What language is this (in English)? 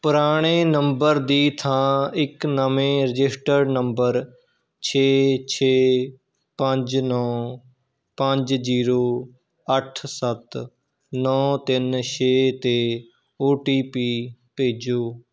Punjabi